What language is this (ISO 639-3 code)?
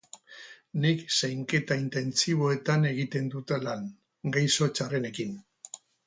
eus